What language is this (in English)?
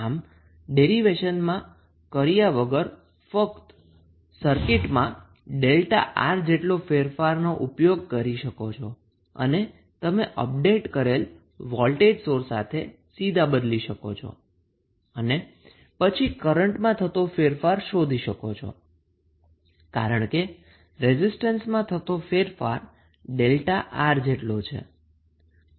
Gujarati